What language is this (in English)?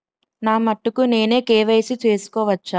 Telugu